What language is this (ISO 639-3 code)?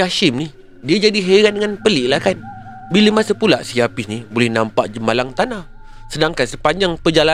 msa